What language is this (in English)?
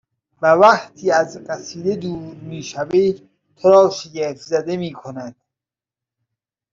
Persian